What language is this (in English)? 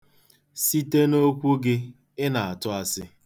Igbo